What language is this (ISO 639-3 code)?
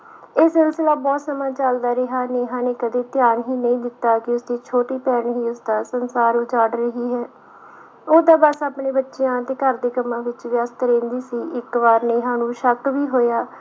pan